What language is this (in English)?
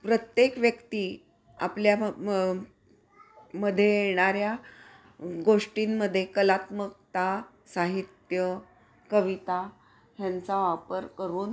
Marathi